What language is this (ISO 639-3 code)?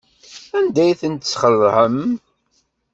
kab